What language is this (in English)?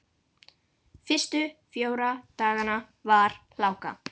Icelandic